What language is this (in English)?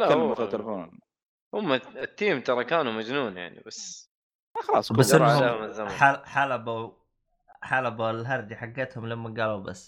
Arabic